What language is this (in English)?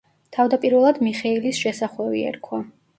Georgian